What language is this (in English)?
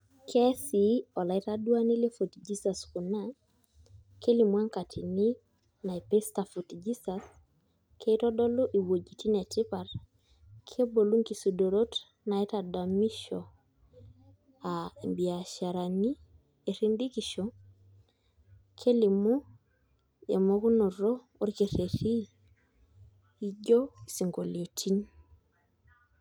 Masai